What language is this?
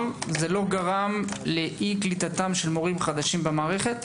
Hebrew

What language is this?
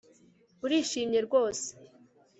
Kinyarwanda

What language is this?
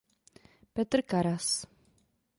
Czech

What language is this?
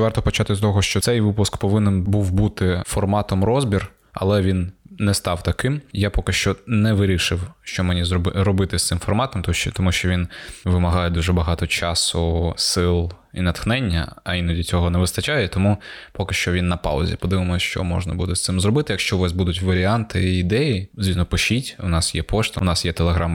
Ukrainian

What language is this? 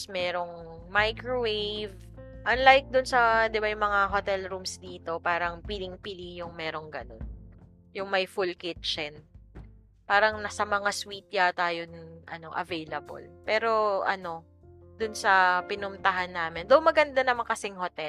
Filipino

